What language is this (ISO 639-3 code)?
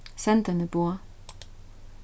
fao